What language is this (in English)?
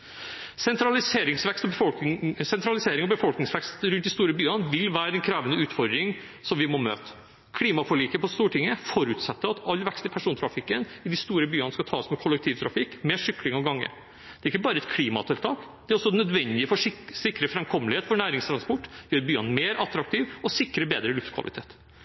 Norwegian Bokmål